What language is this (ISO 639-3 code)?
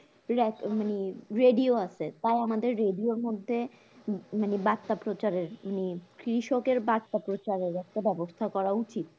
ben